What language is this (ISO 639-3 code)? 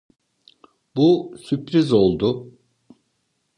tur